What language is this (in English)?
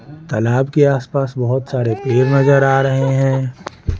Hindi